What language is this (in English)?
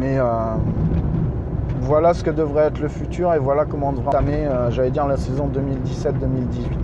French